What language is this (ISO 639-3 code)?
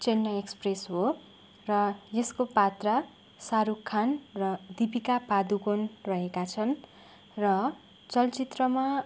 nep